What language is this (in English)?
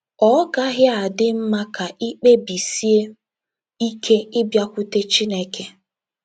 Igbo